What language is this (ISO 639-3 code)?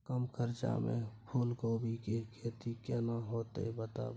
mai